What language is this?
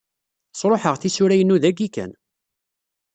Kabyle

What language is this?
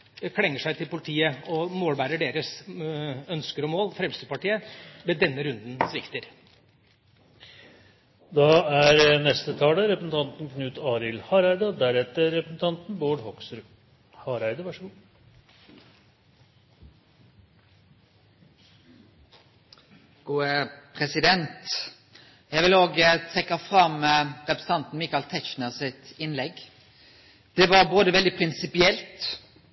Norwegian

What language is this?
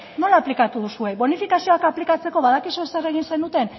Basque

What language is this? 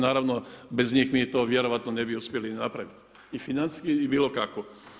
Croatian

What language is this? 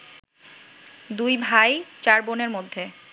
Bangla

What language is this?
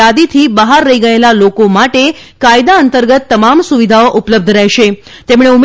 Gujarati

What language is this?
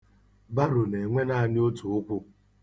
Igbo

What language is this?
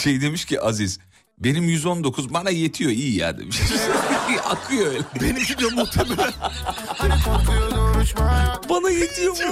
Turkish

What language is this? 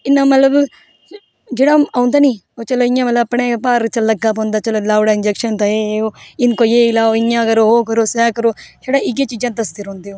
Dogri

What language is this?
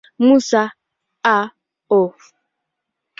Swahili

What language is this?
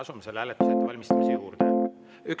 Estonian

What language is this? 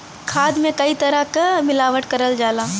Bhojpuri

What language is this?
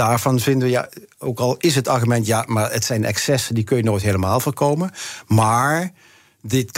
Dutch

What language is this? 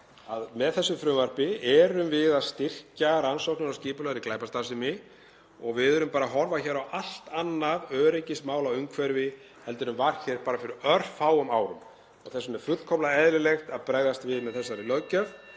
Icelandic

